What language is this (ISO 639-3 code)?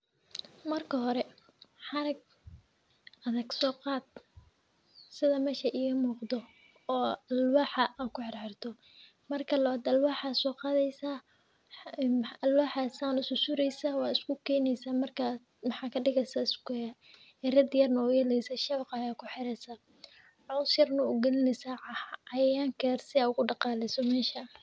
som